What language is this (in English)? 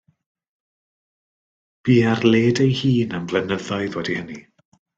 Welsh